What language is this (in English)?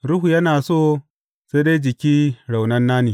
Hausa